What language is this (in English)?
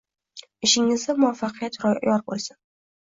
Uzbek